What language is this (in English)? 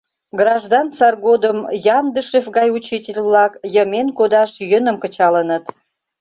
Mari